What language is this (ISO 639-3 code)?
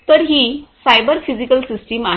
mar